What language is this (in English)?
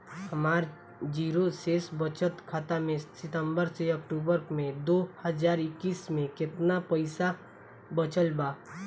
Bhojpuri